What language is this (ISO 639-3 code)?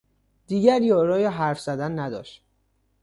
fas